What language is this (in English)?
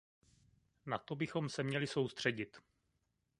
Czech